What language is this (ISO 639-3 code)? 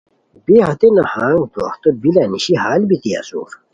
khw